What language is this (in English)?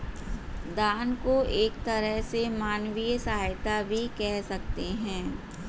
Hindi